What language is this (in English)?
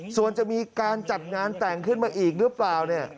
Thai